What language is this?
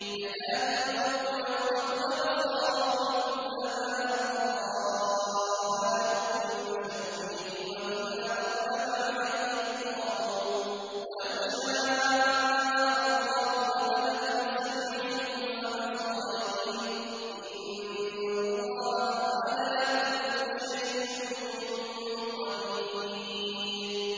Arabic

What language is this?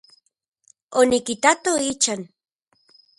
Central Puebla Nahuatl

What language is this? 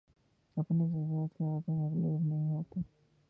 Urdu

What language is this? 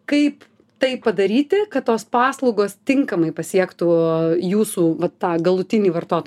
Lithuanian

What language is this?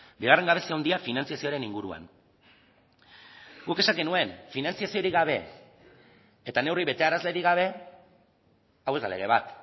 Basque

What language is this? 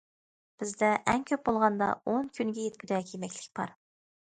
Uyghur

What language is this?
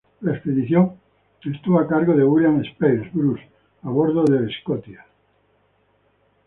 Spanish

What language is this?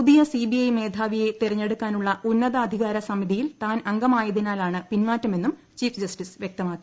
Malayalam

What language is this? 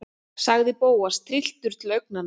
Icelandic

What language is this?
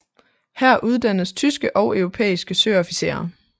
Danish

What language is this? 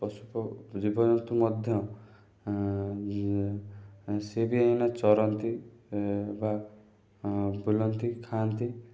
Odia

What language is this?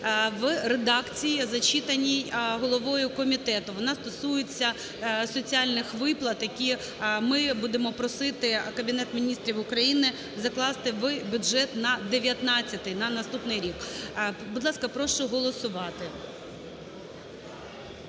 Ukrainian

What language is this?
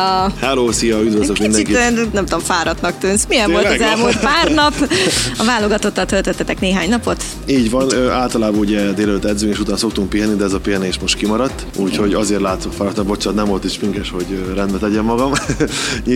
Hungarian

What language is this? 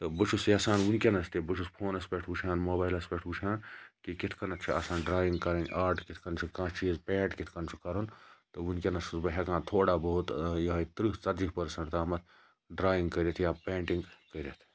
Kashmiri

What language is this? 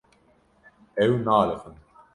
Kurdish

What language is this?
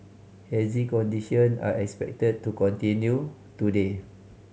English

